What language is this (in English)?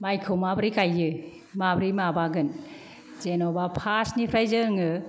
Bodo